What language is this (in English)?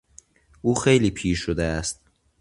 Persian